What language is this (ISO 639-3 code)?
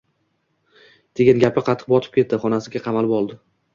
uzb